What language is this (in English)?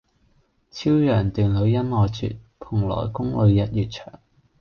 Cantonese